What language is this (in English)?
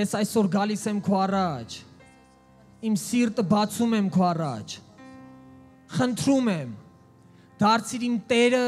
Romanian